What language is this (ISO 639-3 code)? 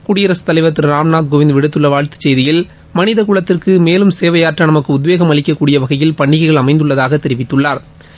tam